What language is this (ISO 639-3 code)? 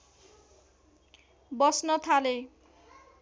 nep